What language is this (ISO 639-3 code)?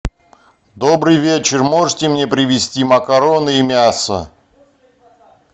rus